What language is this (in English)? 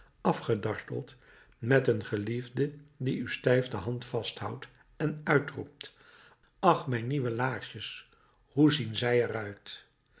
Dutch